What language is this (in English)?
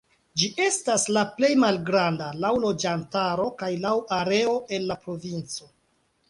Esperanto